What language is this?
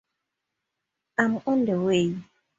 English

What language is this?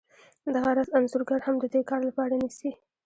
Pashto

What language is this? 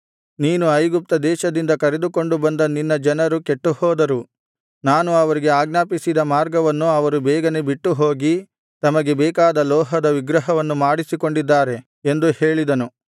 Kannada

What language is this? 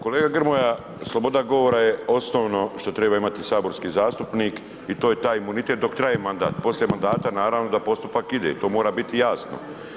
Croatian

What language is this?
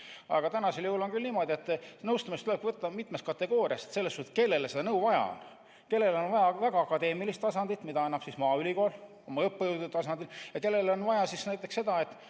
Estonian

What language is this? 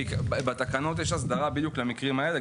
Hebrew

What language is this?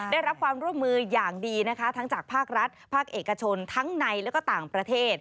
Thai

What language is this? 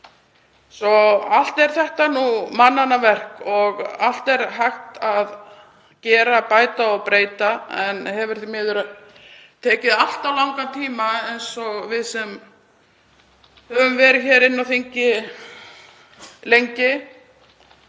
Icelandic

